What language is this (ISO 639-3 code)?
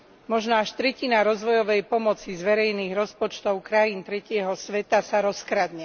slk